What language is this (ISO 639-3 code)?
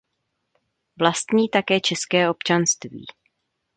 ces